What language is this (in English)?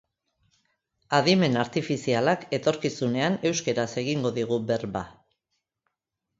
Basque